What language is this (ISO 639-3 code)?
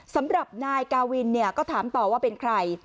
tha